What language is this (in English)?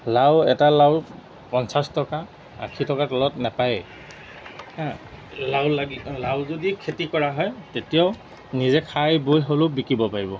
Assamese